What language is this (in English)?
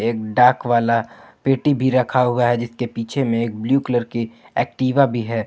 Hindi